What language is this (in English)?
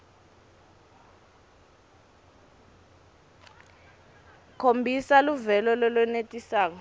Swati